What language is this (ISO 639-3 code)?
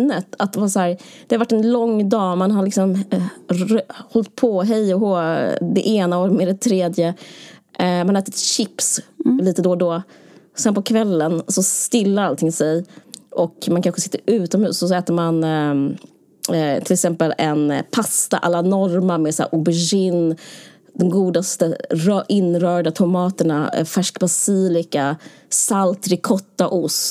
swe